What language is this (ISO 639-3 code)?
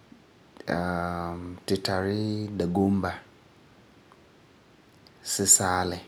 gur